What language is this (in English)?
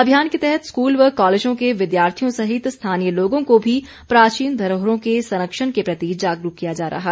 Hindi